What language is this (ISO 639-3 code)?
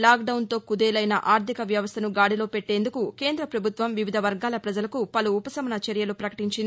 tel